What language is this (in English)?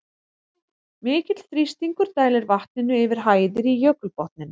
Icelandic